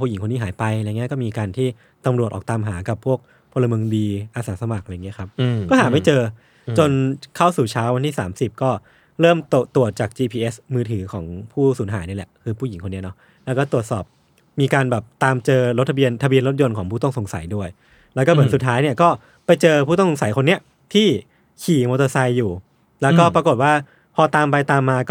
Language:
Thai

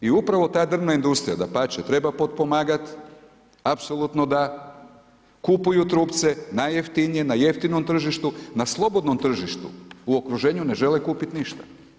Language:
Croatian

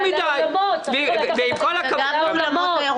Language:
Hebrew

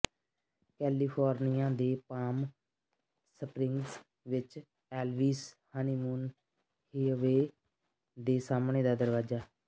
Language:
Punjabi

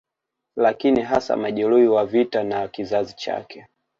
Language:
Swahili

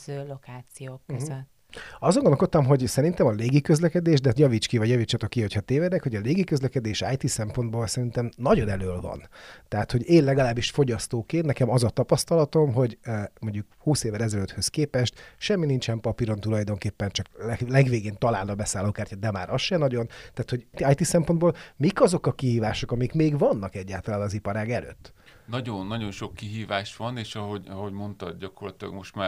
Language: Hungarian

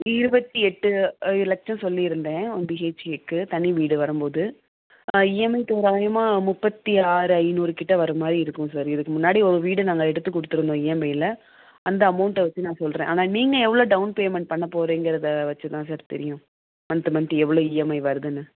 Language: Tamil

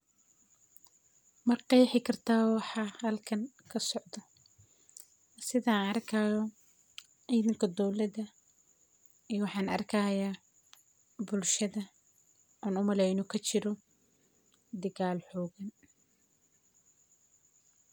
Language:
Somali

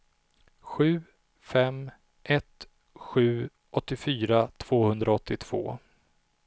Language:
Swedish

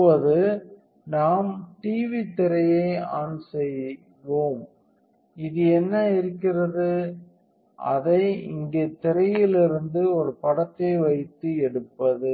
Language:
Tamil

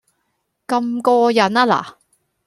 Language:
Cantonese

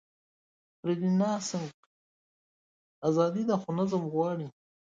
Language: Pashto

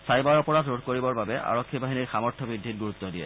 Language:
Assamese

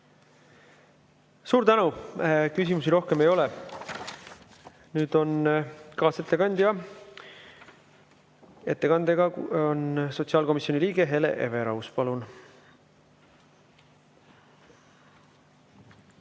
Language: Estonian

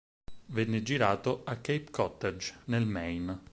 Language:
Italian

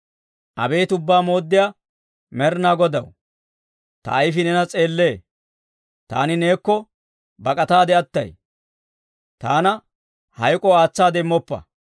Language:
Dawro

